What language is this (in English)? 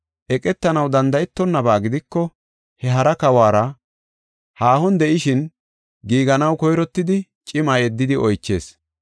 Gofa